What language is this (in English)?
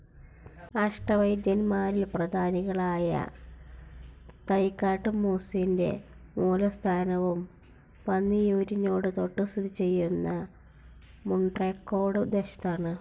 Malayalam